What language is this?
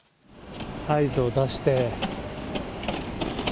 Japanese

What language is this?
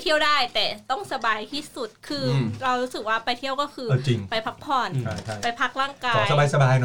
Thai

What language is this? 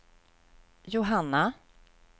Swedish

